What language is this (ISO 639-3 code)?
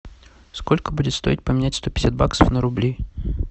rus